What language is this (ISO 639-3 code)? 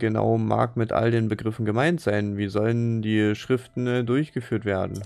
deu